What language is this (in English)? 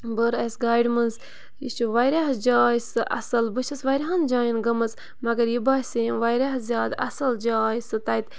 Kashmiri